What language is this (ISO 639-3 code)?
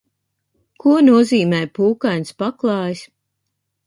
lav